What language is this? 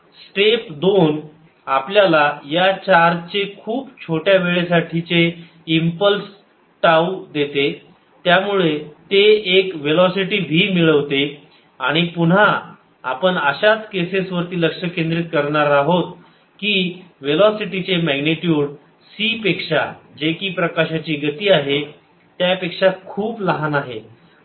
Marathi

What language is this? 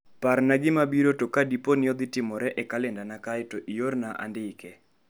Luo (Kenya and Tanzania)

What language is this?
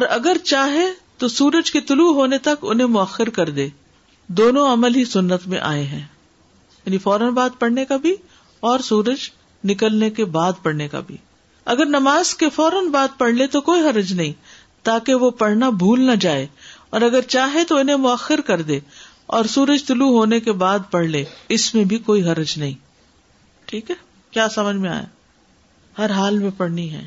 Urdu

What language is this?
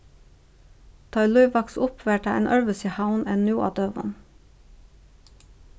Faroese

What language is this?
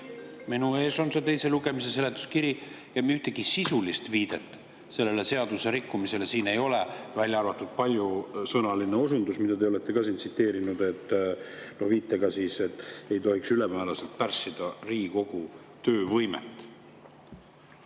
Estonian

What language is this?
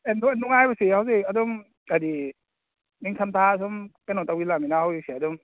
Manipuri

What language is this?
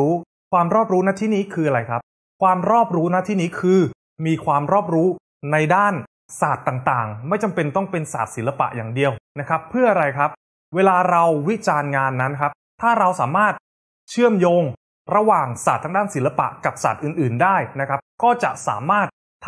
Thai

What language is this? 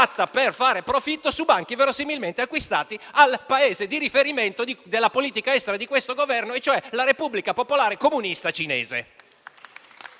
Italian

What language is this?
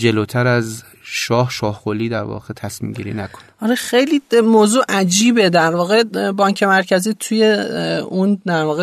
Persian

